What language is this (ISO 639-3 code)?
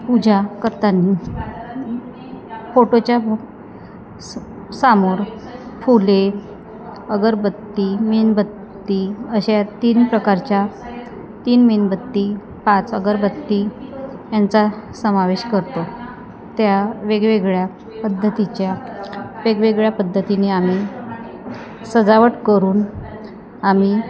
mar